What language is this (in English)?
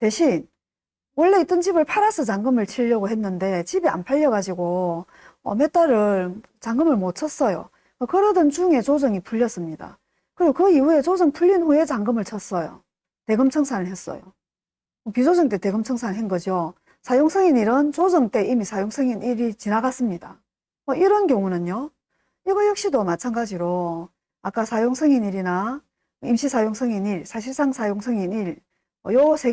Korean